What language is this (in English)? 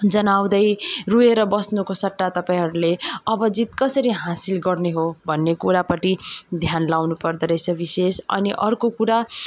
Nepali